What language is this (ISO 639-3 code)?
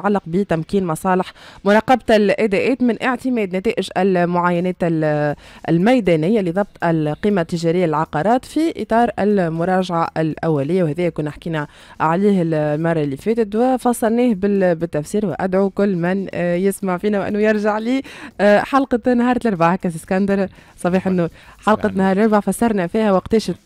ara